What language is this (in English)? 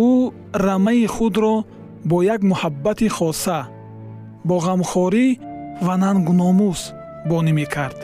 Persian